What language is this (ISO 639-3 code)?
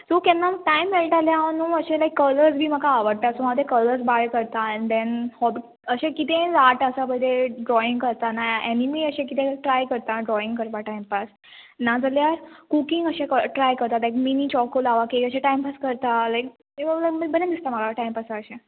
kok